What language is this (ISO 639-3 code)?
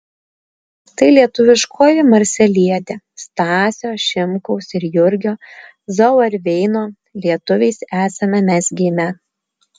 lit